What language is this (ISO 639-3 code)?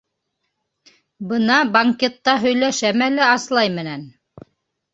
bak